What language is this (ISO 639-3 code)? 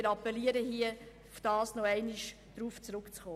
gsw